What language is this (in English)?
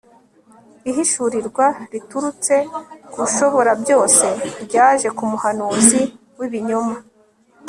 Kinyarwanda